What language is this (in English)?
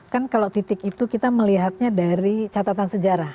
Indonesian